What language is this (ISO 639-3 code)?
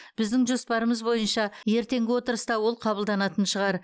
kaz